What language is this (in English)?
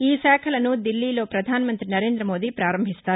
Telugu